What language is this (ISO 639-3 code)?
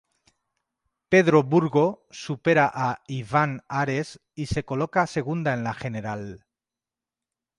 spa